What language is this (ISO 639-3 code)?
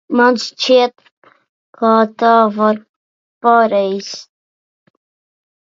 lav